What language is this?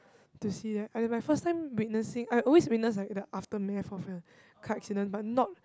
English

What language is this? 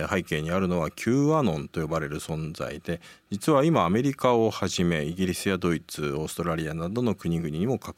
Japanese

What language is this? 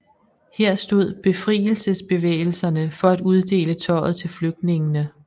Danish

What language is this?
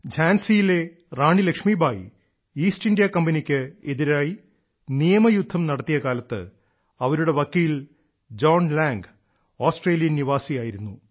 Malayalam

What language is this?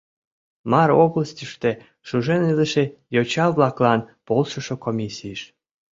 Mari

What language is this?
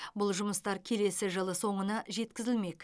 Kazakh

